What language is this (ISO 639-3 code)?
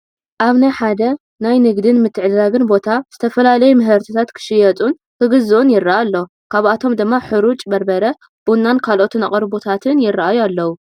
tir